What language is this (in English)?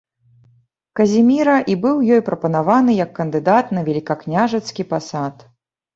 Belarusian